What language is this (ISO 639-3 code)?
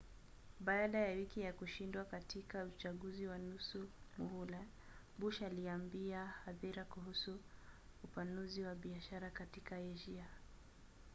swa